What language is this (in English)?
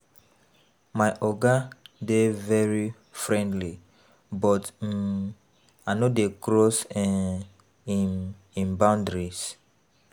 Nigerian Pidgin